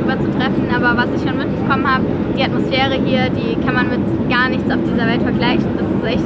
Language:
German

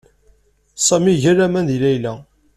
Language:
Kabyle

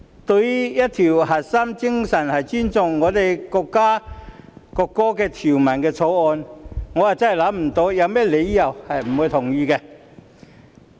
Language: Cantonese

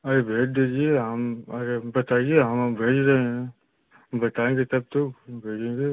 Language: Hindi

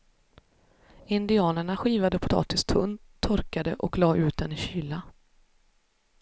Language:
Swedish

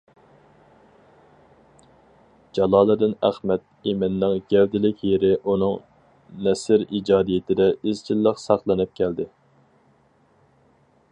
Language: Uyghur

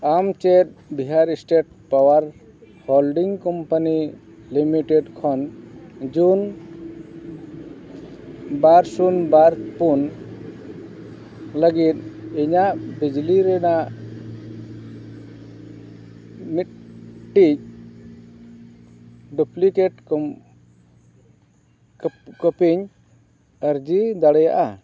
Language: Santali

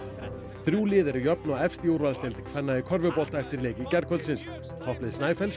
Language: Icelandic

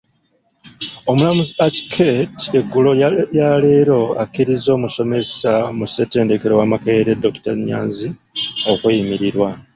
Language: Ganda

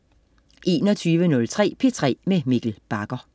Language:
Danish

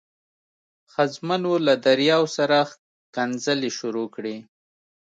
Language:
Pashto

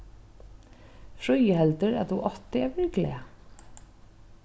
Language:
Faroese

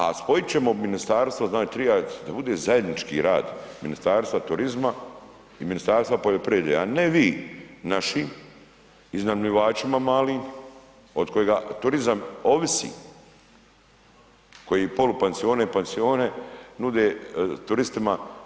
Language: Croatian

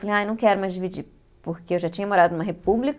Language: Portuguese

